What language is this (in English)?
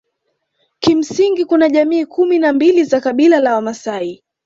Swahili